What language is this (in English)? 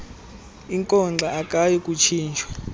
Xhosa